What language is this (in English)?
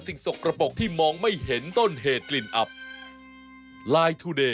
Thai